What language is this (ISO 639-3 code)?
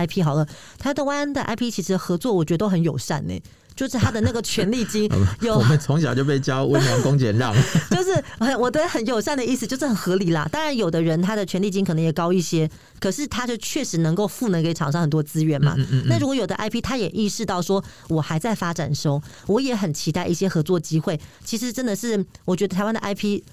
zho